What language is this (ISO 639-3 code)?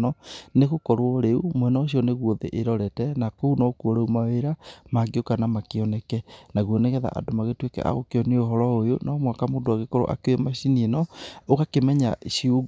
kik